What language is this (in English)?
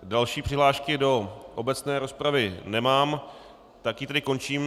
Czech